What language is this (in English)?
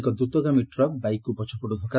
Odia